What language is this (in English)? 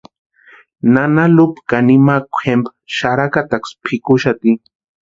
Western Highland Purepecha